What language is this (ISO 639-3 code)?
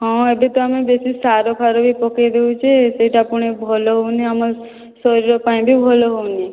ori